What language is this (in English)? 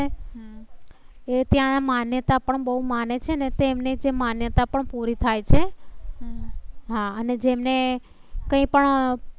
Gujarati